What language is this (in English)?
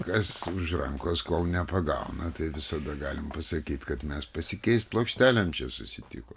Lithuanian